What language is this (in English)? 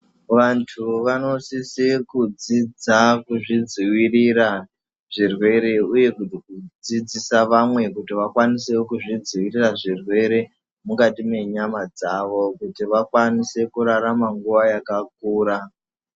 Ndau